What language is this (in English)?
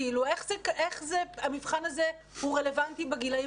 Hebrew